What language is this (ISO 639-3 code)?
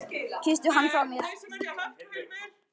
isl